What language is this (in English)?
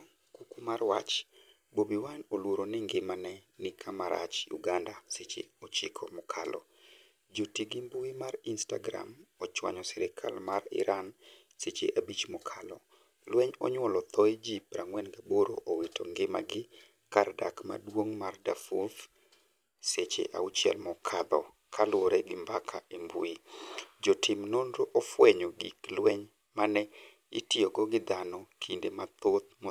Luo (Kenya and Tanzania)